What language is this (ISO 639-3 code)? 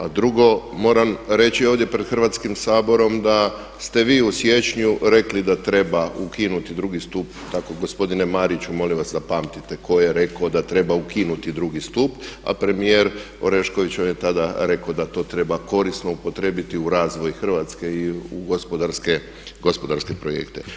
hrv